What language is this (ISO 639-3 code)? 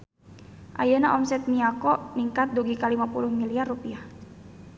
sun